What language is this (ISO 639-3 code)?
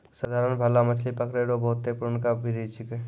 mai